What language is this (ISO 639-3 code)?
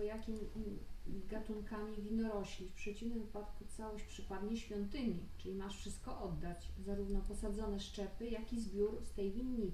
pol